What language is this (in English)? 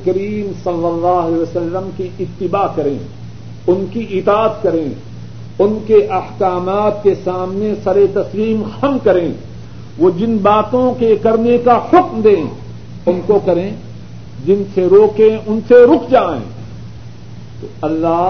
Urdu